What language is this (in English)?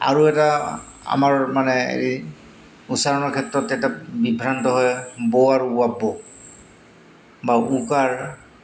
Assamese